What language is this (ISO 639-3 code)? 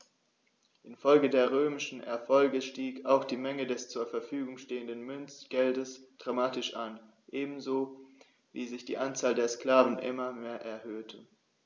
deu